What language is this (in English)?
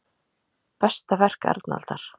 Icelandic